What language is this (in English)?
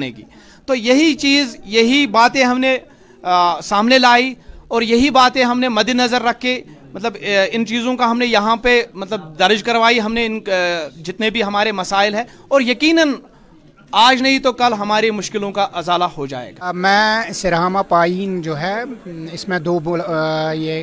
Urdu